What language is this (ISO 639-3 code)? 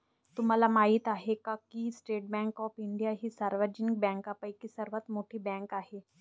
mar